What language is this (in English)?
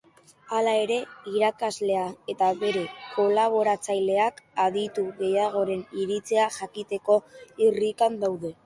Basque